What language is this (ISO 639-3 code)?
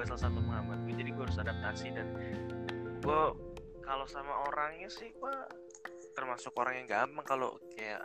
ind